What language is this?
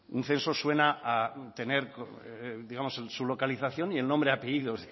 Spanish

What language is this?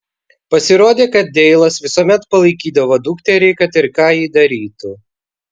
Lithuanian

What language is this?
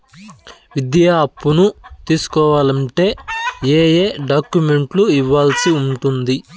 Telugu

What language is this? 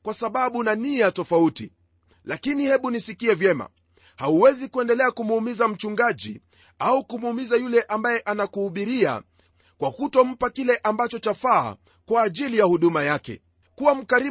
Swahili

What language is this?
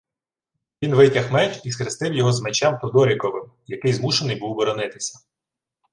Ukrainian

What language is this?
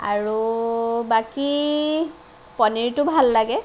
Assamese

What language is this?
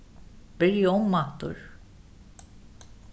Faroese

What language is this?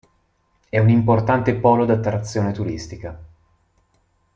Italian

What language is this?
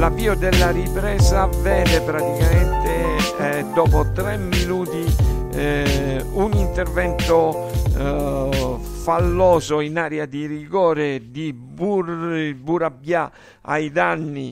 Italian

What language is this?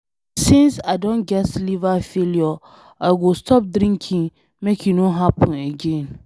Nigerian Pidgin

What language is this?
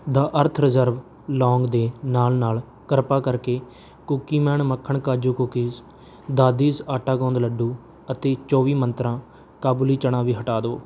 Punjabi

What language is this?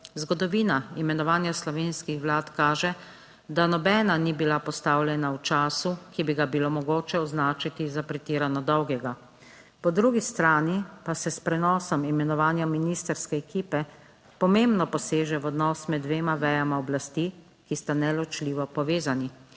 Slovenian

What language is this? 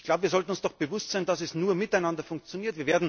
German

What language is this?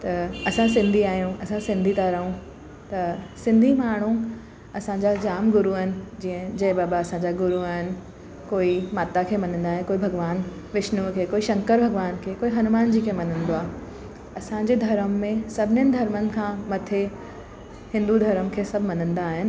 Sindhi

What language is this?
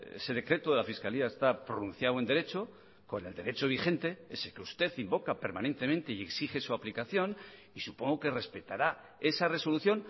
Spanish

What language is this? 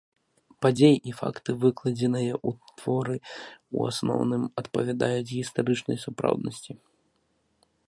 Belarusian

